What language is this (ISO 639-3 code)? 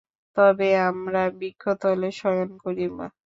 ben